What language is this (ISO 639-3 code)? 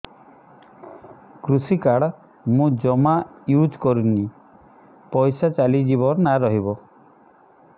ori